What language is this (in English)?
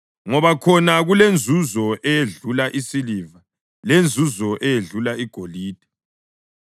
North Ndebele